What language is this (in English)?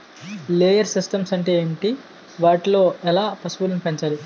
Telugu